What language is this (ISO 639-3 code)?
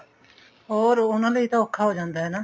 pan